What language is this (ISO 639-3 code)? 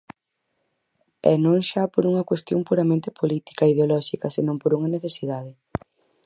glg